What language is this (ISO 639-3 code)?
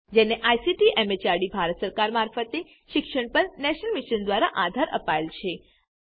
guj